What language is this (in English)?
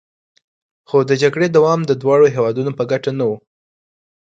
Pashto